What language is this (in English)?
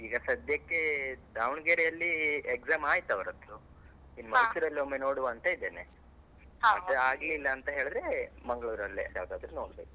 Kannada